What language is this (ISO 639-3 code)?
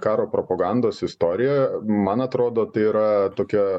lit